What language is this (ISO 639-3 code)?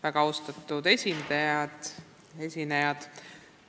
est